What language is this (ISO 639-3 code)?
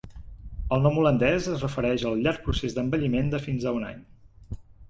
cat